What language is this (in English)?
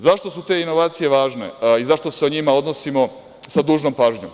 Serbian